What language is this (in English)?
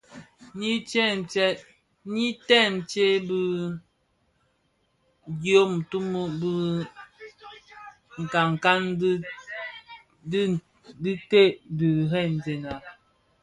Bafia